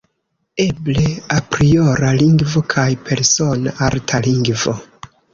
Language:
Esperanto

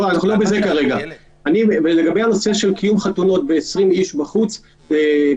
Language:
Hebrew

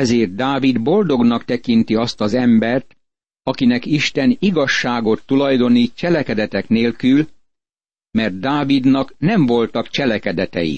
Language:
Hungarian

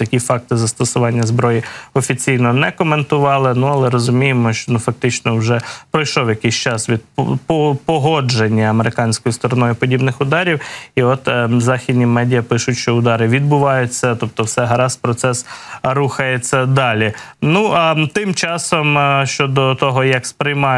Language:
Ukrainian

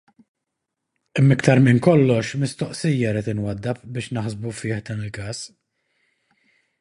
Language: Maltese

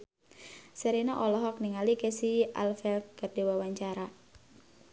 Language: Sundanese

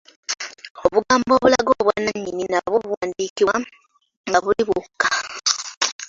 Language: Ganda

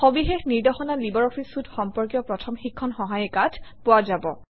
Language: Assamese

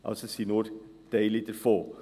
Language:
Swiss German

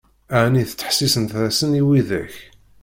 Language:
Kabyle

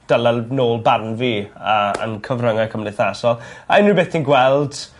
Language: Welsh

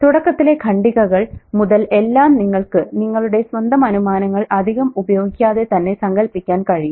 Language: Malayalam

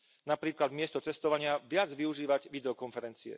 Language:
Slovak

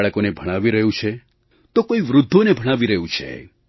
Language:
Gujarati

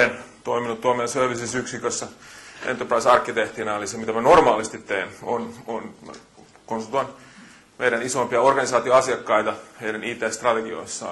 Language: Finnish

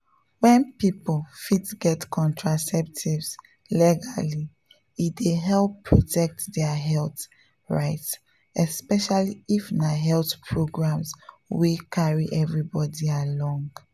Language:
Nigerian Pidgin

